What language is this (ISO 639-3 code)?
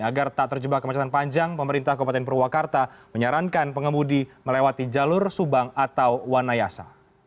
ind